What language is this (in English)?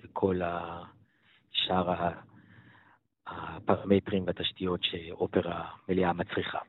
Hebrew